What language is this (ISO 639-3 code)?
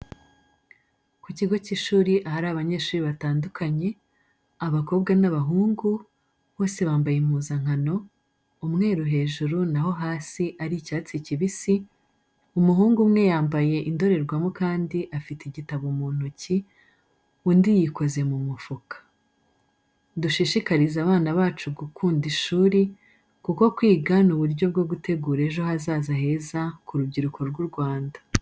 kin